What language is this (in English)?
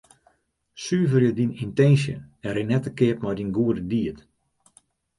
Western Frisian